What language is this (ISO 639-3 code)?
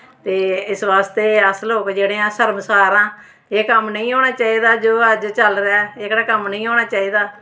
doi